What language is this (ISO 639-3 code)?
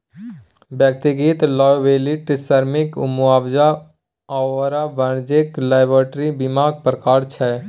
mai